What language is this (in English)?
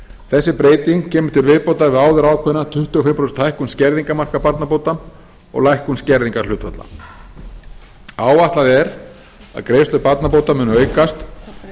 Icelandic